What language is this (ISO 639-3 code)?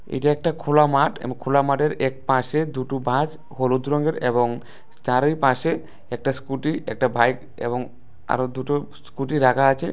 ben